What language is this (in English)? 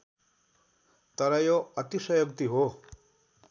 Nepali